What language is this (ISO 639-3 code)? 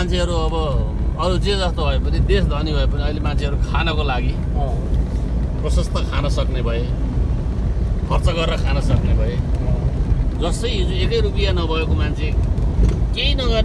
kor